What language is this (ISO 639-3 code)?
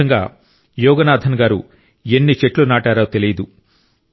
tel